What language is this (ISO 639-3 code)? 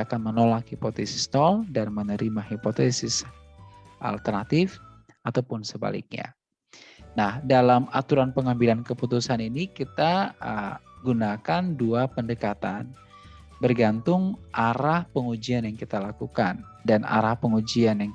ind